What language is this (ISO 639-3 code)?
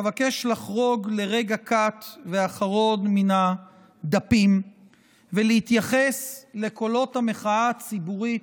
heb